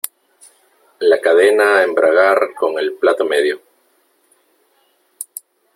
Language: Spanish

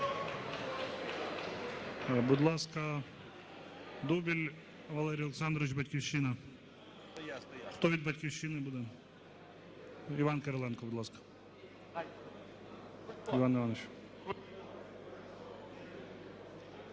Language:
Ukrainian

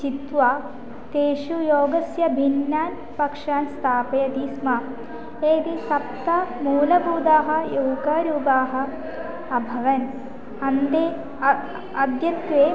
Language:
Sanskrit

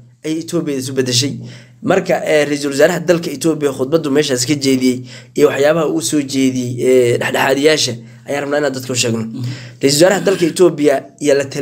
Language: Arabic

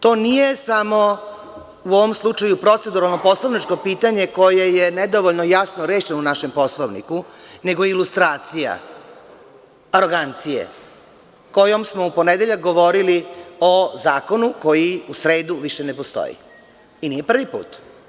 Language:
Serbian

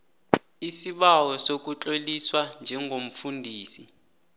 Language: South Ndebele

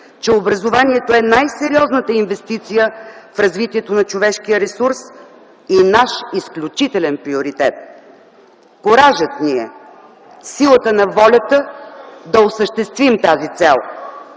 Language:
Bulgarian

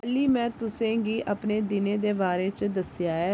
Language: Dogri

